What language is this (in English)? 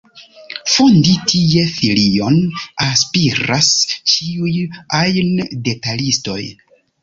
Esperanto